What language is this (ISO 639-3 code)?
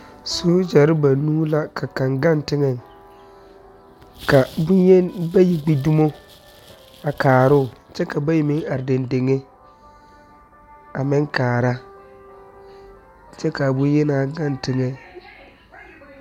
dga